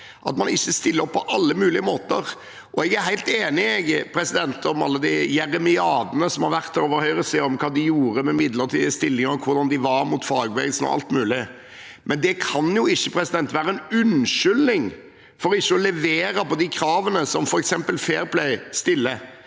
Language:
Norwegian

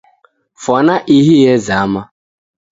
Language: Taita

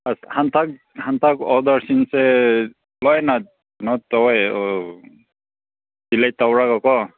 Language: Manipuri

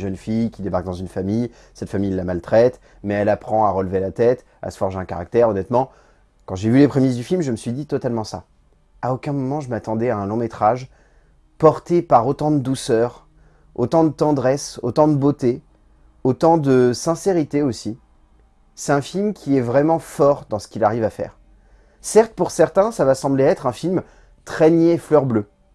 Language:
French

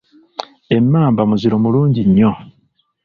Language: Ganda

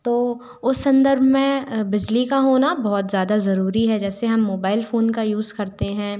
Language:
Hindi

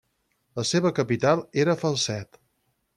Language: Catalan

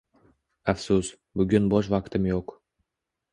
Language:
Uzbek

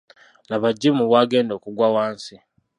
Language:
Ganda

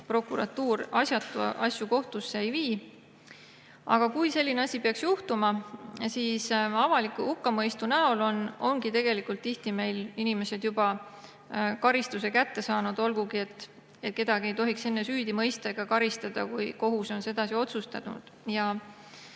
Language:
Estonian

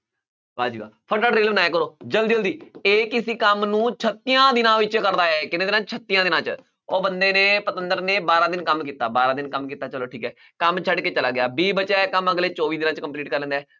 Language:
Punjabi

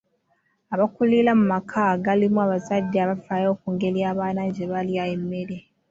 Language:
Ganda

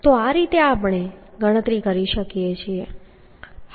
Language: Gujarati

